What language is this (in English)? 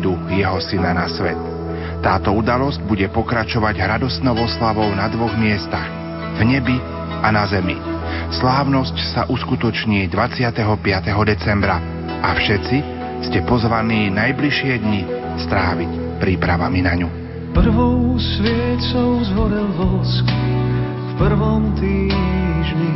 Slovak